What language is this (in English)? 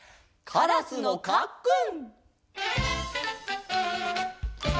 Japanese